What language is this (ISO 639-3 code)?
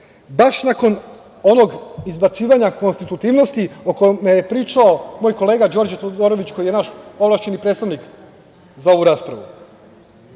srp